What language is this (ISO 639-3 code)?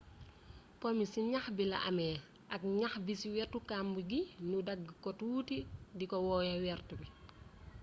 wol